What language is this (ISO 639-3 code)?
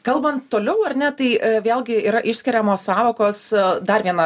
lit